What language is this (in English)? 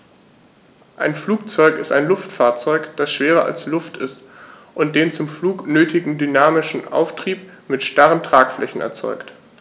German